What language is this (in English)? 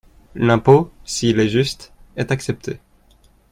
French